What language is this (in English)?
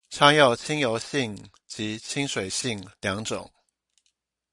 Chinese